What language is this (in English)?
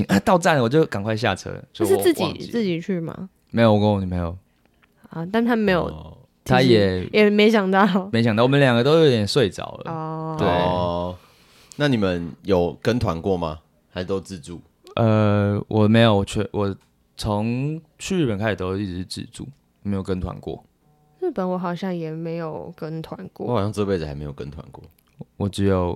Chinese